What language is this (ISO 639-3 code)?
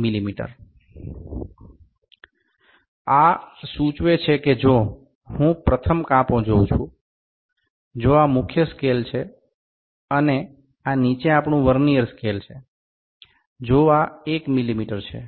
ben